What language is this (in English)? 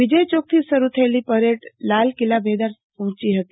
Gujarati